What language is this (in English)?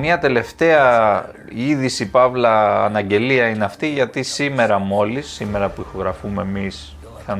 Greek